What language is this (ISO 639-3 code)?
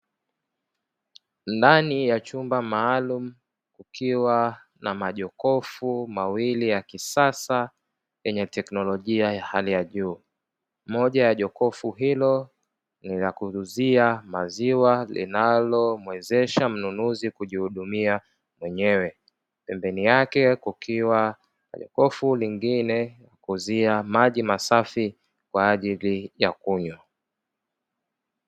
swa